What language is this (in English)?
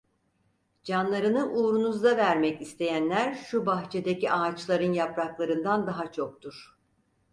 Turkish